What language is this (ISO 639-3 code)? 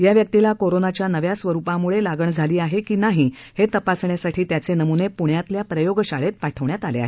mar